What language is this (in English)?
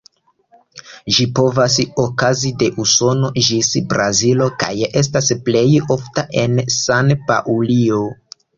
Esperanto